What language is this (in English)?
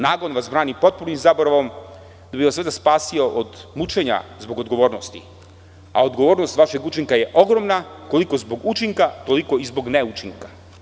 Serbian